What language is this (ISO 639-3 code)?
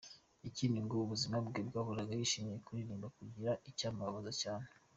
kin